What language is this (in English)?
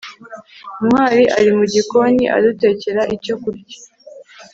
Kinyarwanda